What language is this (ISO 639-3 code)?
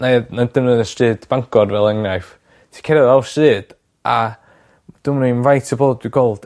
cym